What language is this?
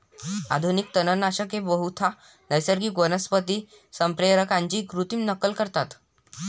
Marathi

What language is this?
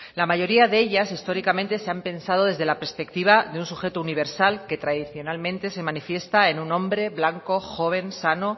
Spanish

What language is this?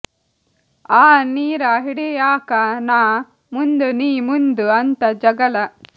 Kannada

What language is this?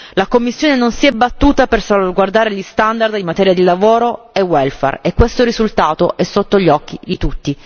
Italian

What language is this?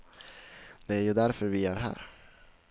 Swedish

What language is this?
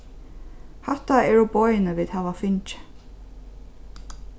Faroese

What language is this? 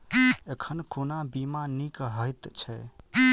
Maithili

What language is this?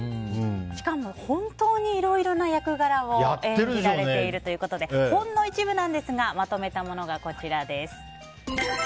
Japanese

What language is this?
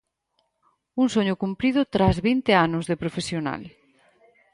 Galician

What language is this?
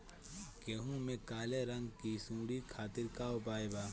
Bhojpuri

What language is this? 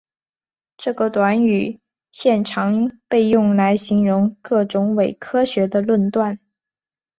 Chinese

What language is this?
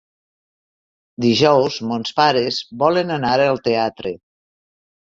Catalan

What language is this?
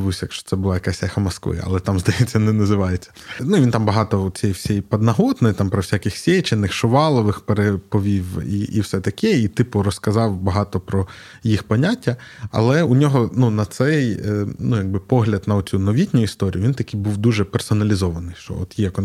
Ukrainian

